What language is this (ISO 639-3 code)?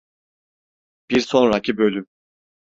tur